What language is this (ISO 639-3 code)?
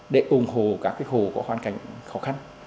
vie